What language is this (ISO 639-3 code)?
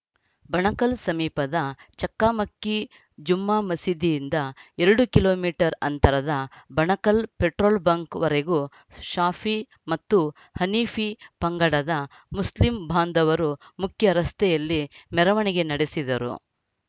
kan